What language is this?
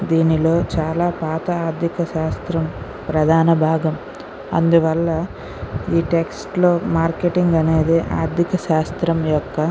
Telugu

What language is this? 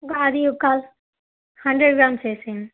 Telugu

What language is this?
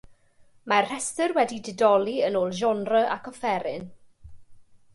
Welsh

